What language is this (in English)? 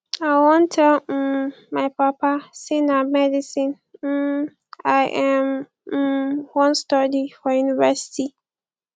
Nigerian Pidgin